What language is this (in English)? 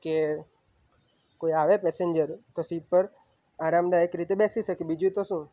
Gujarati